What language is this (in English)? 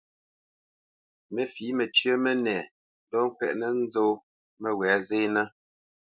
Bamenyam